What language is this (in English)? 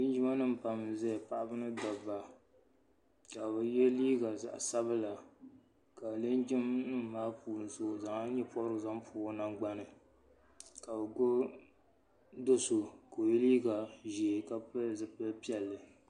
Dagbani